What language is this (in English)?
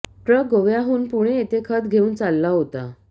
Marathi